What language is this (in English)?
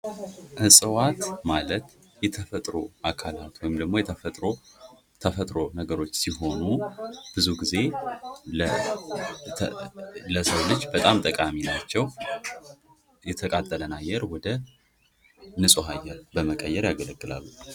Amharic